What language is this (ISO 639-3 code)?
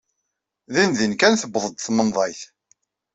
kab